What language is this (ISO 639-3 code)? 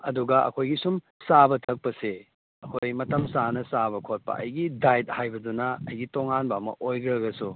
mni